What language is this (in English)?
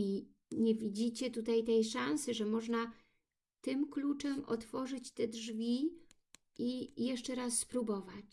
Polish